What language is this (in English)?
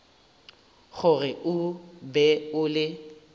Northern Sotho